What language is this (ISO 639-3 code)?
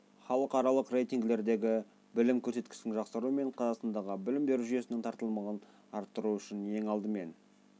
kaz